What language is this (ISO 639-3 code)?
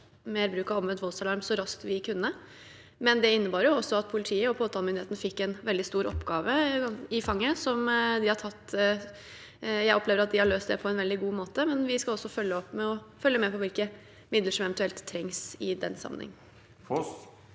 nor